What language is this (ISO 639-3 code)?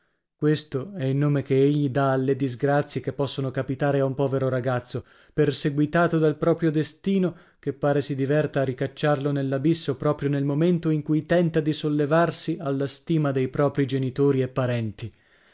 ita